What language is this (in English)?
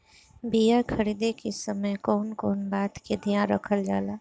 Bhojpuri